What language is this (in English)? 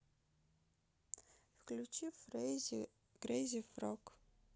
Russian